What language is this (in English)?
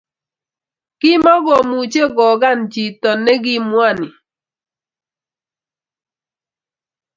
Kalenjin